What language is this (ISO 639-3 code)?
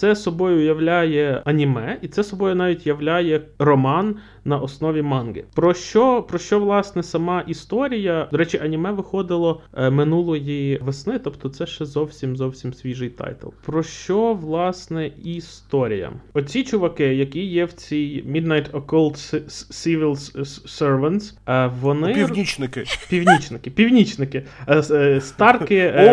ukr